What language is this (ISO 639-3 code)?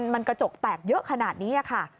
tha